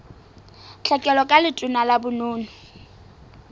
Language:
Southern Sotho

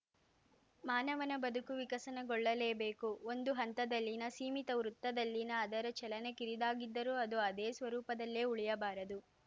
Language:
Kannada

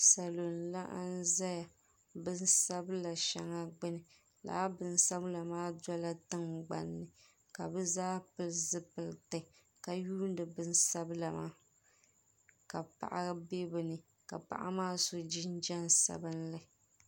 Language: Dagbani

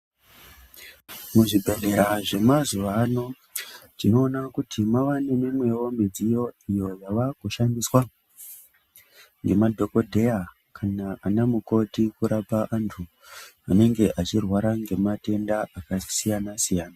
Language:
Ndau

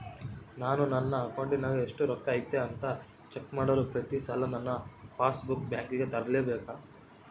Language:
Kannada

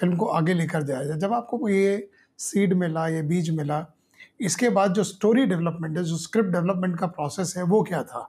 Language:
Hindi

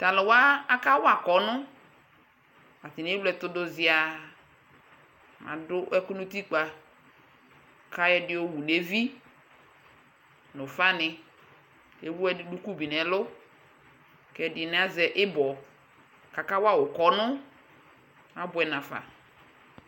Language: Ikposo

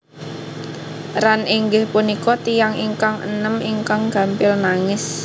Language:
Javanese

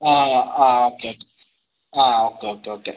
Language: Malayalam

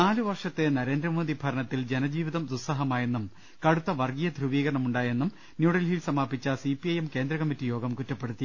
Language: Malayalam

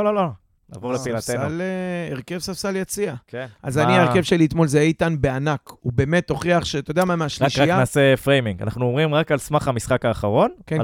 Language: Hebrew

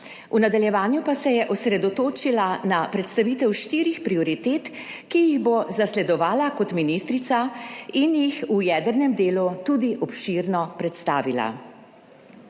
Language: Slovenian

